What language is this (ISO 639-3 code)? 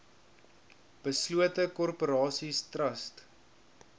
afr